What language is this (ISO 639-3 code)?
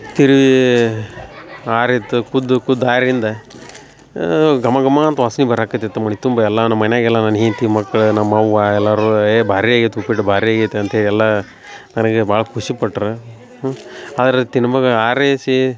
kan